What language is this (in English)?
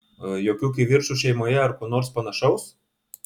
Lithuanian